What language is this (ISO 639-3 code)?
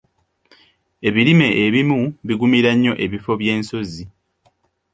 lug